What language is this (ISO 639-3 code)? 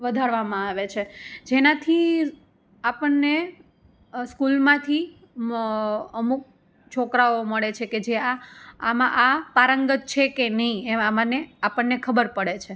guj